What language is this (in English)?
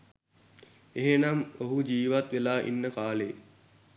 Sinhala